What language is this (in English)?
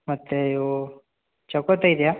Kannada